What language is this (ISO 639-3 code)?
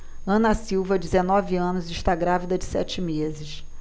por